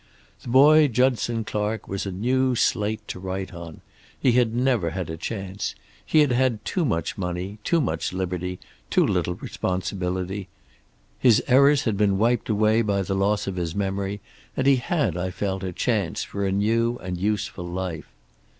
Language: English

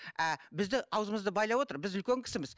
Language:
Kazakh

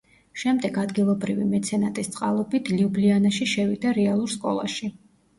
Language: Georgian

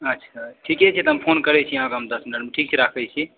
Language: Maithili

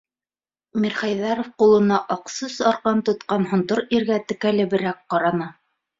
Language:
Bashkir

